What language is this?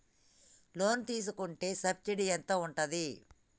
Telugu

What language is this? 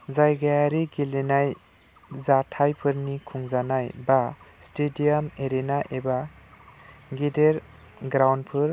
Bodo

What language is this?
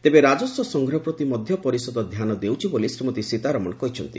Odia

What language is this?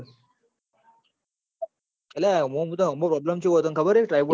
Gujarati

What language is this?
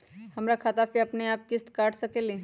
Magahi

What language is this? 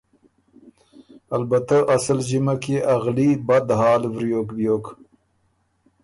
Ormuri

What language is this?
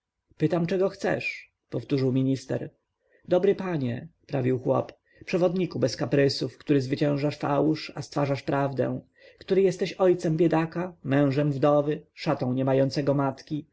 Polish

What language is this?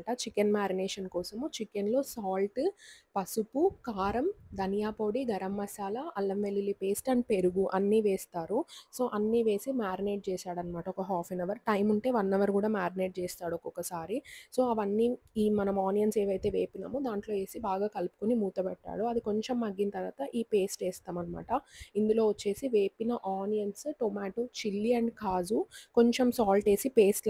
Telugu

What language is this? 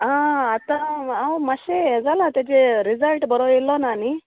Konkani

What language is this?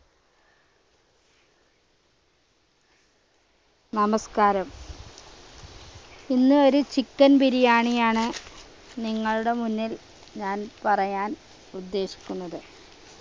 Malayalam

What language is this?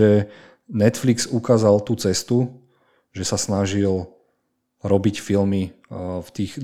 Slovak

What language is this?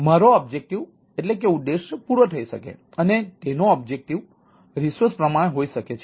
Gujarati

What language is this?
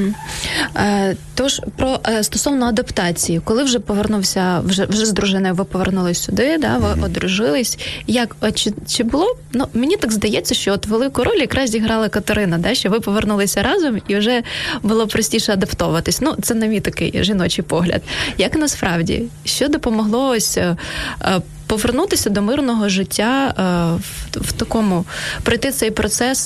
Ukrainian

